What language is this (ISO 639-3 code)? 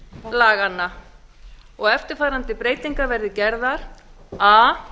isl